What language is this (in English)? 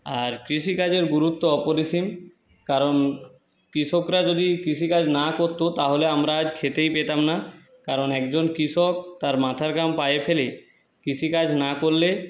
Bangla